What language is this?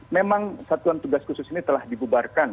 Indonesian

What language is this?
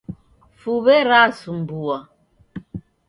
Taita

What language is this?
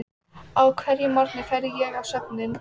Icelandic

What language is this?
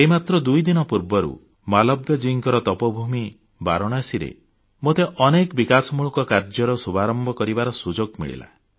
Odia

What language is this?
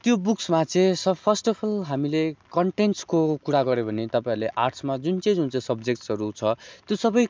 Nepali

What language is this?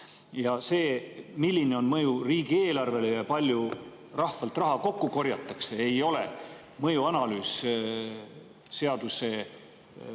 Estonian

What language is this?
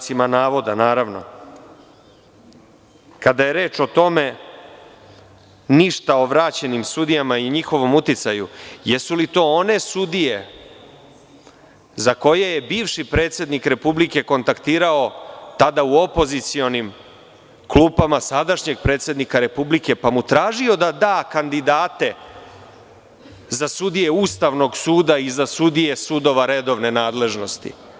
Serbian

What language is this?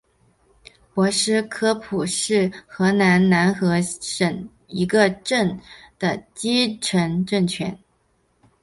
Chinese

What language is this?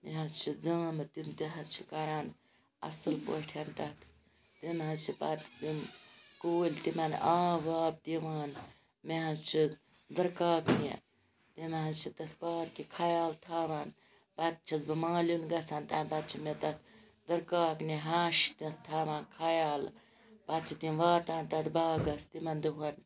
Kashmiri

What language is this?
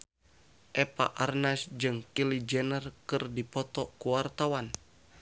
Sundanese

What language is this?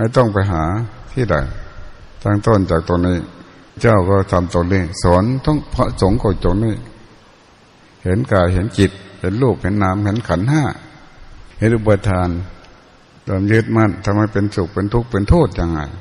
Thai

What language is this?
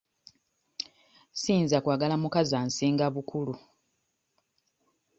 Ganda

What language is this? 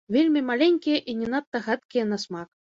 Belarusian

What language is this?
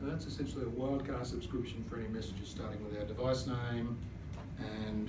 English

